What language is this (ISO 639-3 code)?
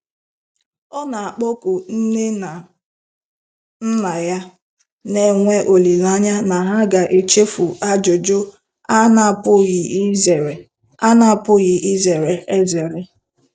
ibo